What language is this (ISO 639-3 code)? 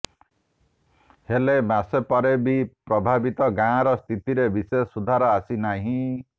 ori